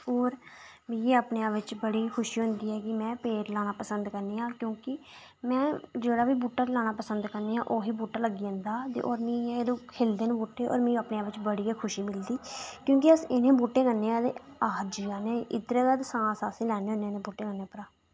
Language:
Dogri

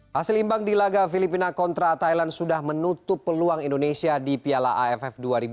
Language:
Indonesian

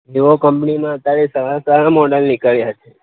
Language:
Gujarati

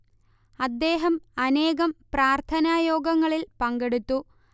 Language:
Malayalam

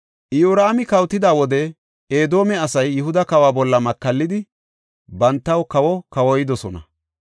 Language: Gofa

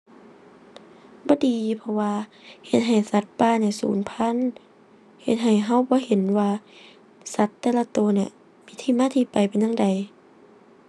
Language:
Thai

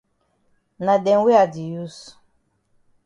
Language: Cameroon Pidgin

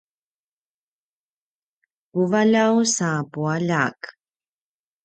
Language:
Paiwan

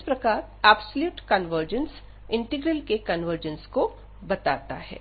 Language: Hindi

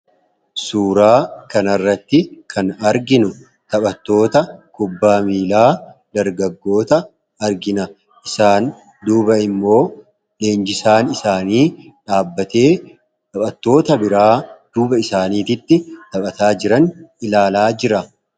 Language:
Oromo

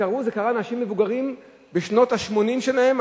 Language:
Hebrew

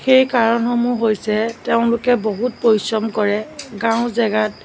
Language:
Assamese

